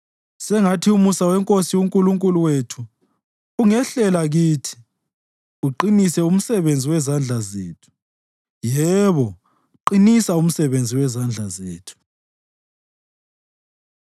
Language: North Ndebele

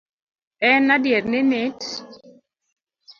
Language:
Luo (Kenya and Tanzania)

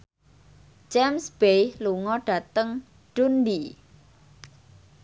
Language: Javanese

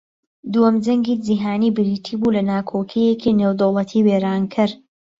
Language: Central Kurdish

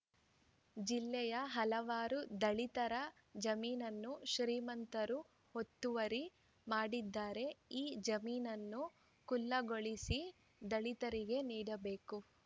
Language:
Kannada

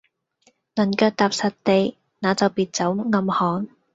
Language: Cantonese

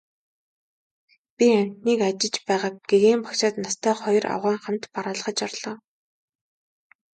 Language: Mongolian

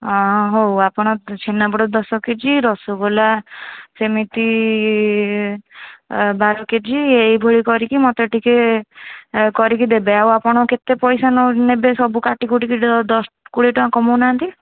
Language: Odia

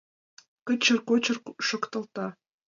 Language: Mari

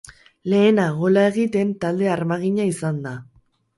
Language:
Basque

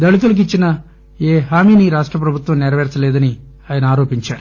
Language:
Telugu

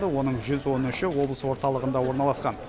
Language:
Kazakh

